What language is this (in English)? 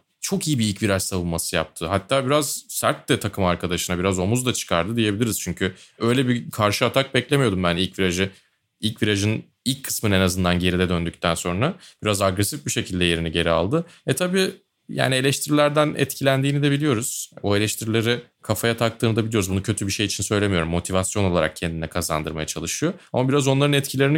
Turkish